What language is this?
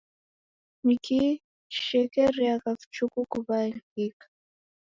Taita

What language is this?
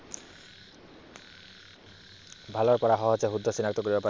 Assamese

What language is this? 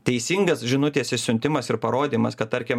Lithuanian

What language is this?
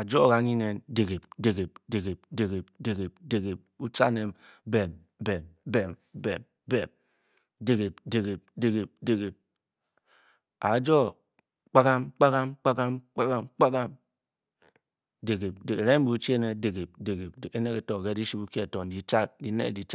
Bokyi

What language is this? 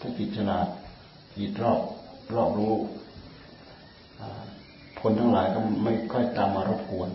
Thai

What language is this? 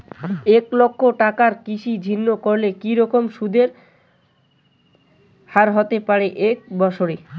Bangla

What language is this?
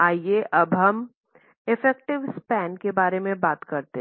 Hindi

